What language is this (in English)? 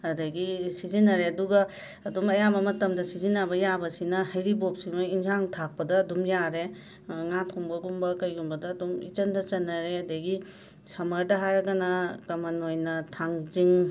Manipuri